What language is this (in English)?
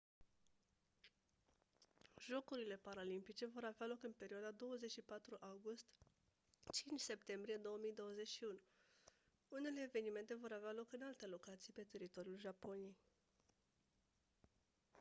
Romanian